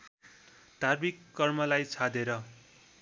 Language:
Nepali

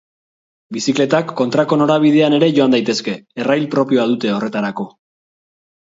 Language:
Basque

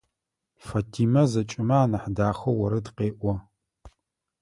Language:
Adyghe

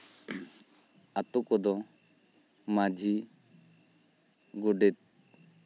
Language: Santali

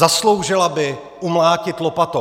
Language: Czech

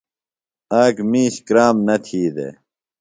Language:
Phalura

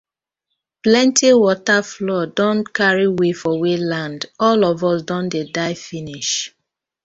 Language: Nigerian Pidgin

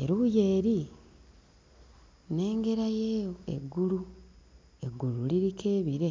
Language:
Ganda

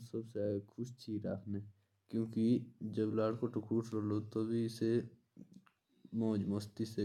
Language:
Jaunsari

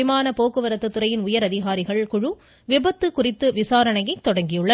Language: Tamil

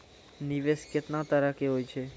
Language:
Maithili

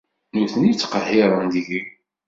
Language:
Kabyle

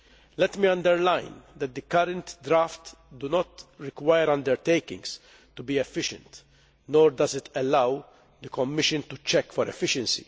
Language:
English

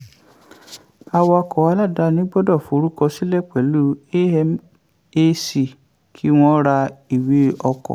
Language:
Yoruba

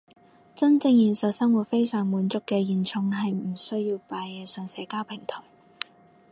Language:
Cantonese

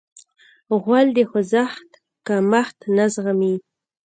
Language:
Pashto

